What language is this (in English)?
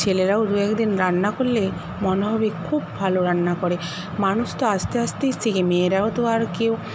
Bangla